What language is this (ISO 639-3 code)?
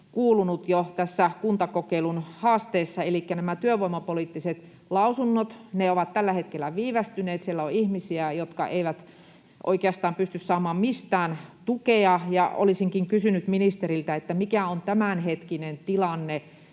fin